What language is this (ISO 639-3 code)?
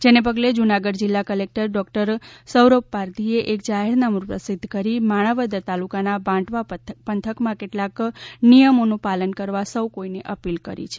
guj